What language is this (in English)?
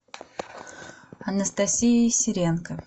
Russian